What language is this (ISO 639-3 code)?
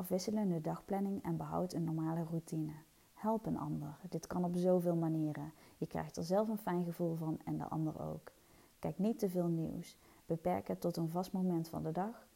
nld